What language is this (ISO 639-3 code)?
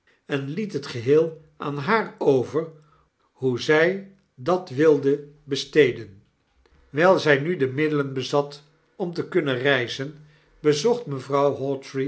nld